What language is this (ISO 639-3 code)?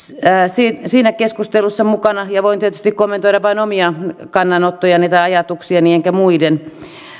fin